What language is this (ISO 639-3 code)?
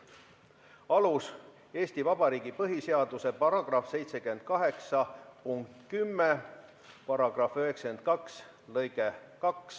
est